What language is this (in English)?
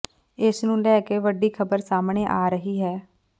Punjabi